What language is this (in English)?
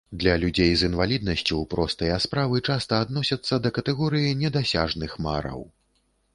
Belarusian